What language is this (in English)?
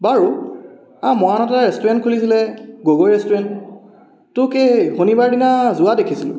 Assamese